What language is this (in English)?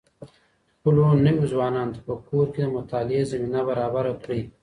Pashto